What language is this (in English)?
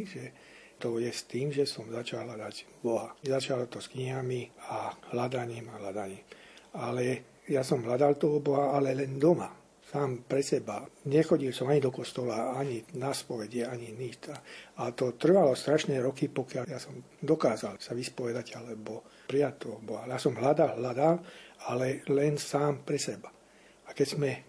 Slovak